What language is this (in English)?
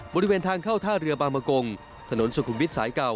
Thai